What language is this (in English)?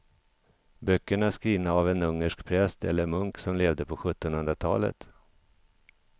Swedish